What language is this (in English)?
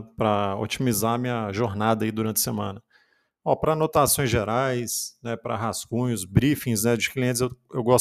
Portuguese